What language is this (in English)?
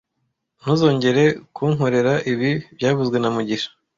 Kinyarwanda